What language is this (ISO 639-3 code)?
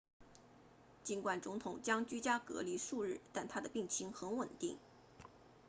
zho